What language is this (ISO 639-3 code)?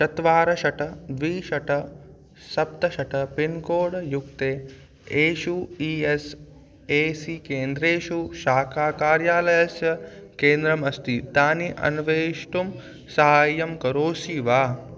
san